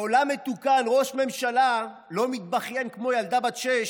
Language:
Hebrew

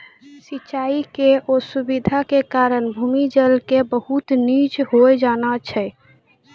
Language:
Maithili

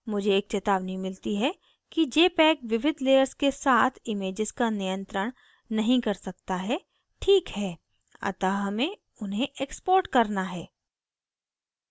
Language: Hindi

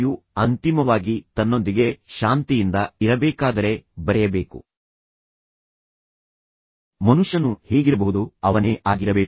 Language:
Kannada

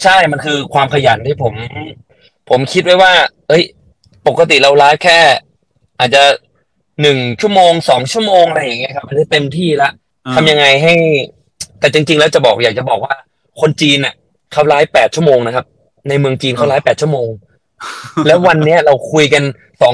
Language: Thai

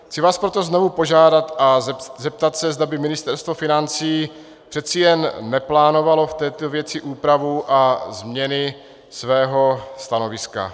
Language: Czech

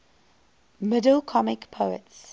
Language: English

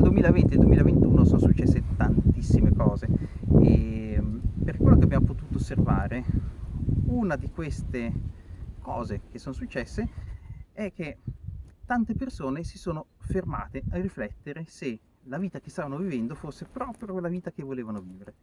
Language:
Italian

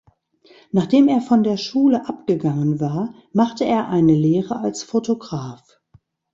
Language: German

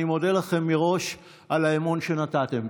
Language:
Hebrew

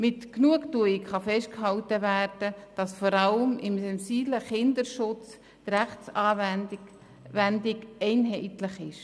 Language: Swiss German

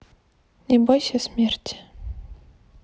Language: Russian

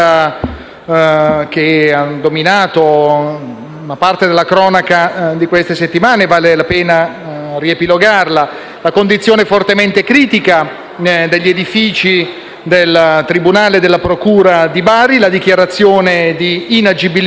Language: Italian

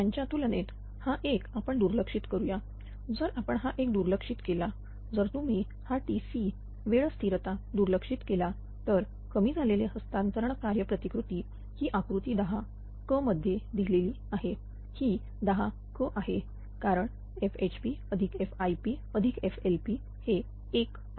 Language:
Marathi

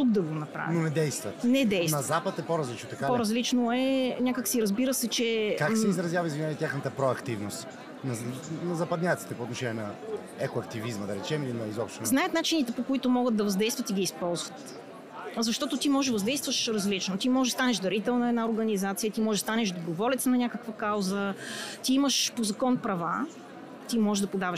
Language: Bulgarian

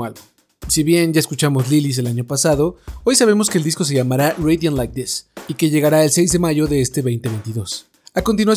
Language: Spanish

